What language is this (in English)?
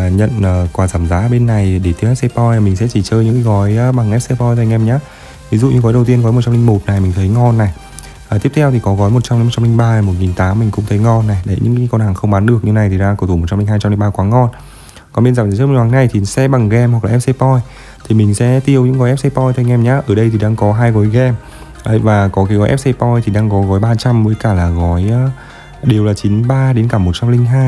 Vietnamese